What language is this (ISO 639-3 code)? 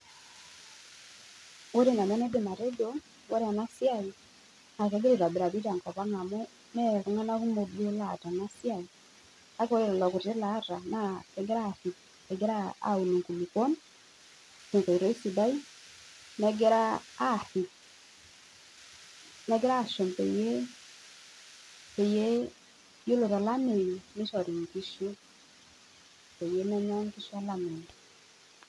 mas